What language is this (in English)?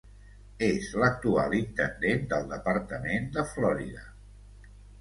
Catalan